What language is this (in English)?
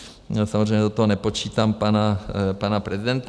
Czech